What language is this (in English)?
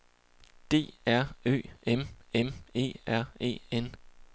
Danish